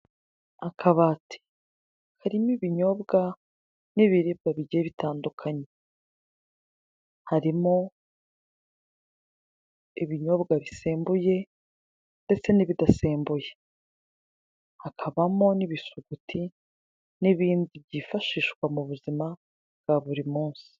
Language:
Kinyarwanda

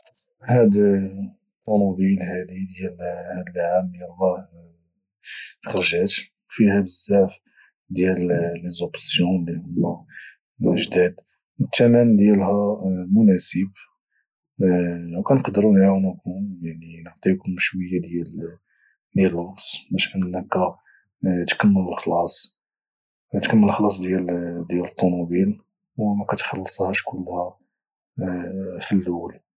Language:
Moroccan Arabic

